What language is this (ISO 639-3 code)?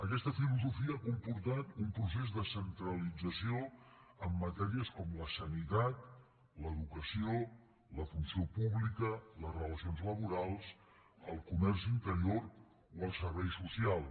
cat